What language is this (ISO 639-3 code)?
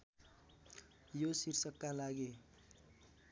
nep